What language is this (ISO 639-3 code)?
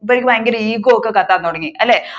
mal